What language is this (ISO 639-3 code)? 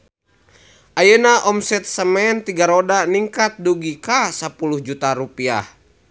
sun